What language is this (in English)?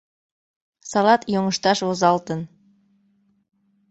Mari